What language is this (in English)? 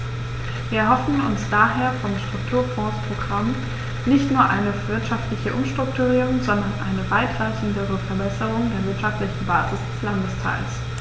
German